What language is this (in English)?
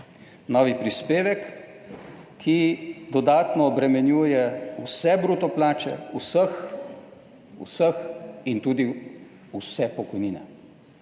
Slovenian